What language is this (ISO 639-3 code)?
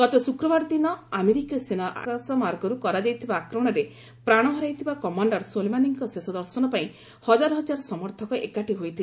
ori